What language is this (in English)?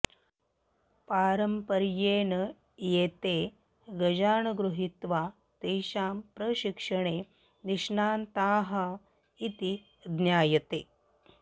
Sanskrit